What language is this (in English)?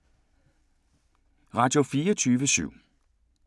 Danish